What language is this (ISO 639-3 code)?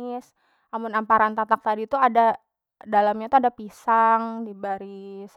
bjn